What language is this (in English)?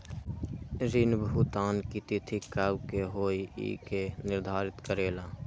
Magahi